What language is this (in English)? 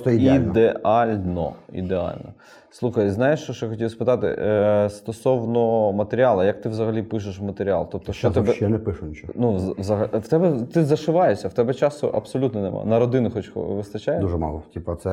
Ukrainian